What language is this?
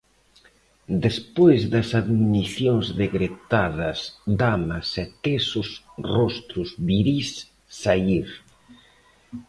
Galician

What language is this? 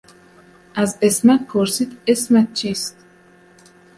Persian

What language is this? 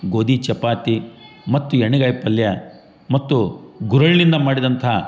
Kannada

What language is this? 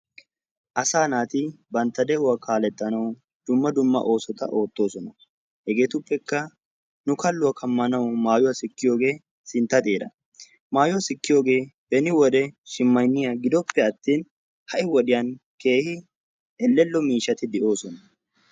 Wolaytta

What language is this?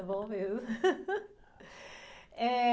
Portuguese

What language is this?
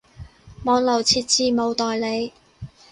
Cantonese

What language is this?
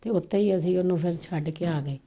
Punjabi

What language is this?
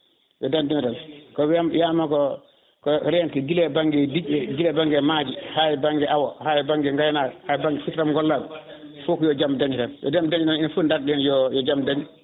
Fula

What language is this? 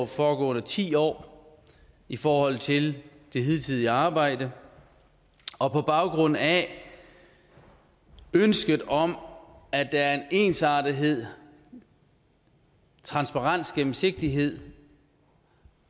Danish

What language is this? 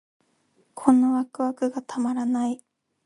Japanese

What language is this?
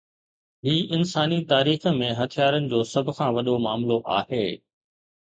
Sindhi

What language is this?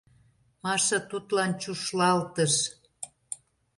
Mari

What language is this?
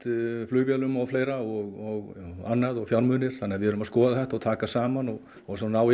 Icelandic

